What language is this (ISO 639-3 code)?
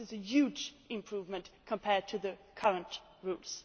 eng